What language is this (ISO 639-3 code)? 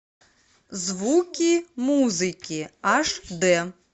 rus